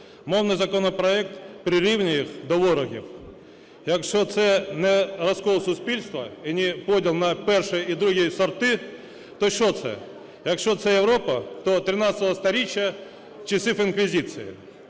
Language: Ukrainian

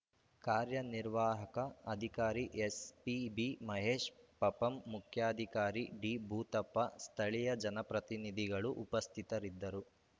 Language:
Kannada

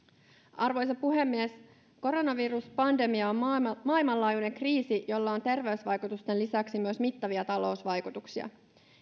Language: Finnish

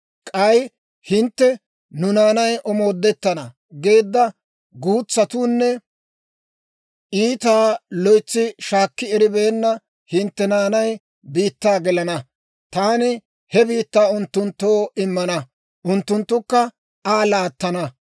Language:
Dawro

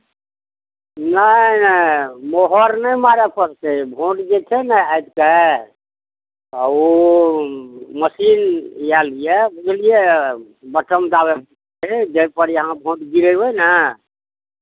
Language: Maithili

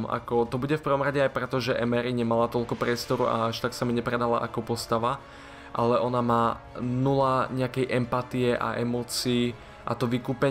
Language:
Slovak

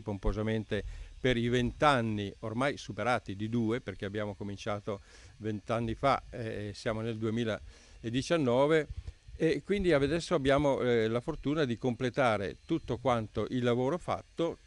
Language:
Italian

